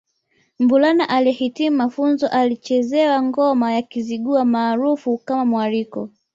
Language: Swahili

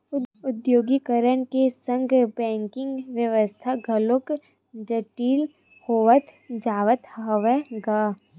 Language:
Chhattisgarhi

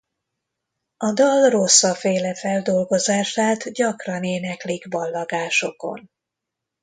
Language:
Hungarian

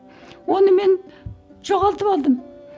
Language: Kazakh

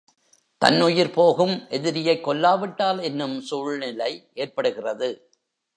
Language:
Tamil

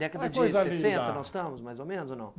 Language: Portuguese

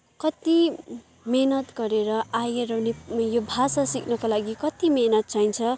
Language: Nepali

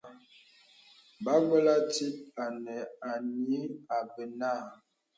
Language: Bebele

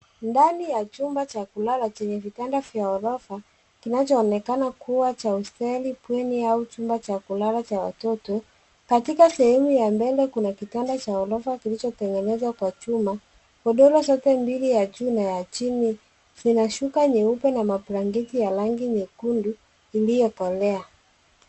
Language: Swahili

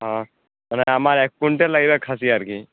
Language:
Bangla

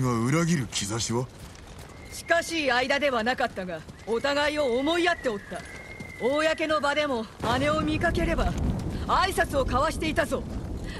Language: Japanese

